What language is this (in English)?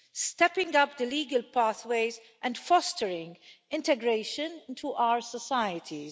English